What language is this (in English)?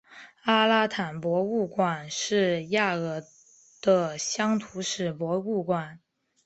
Chinese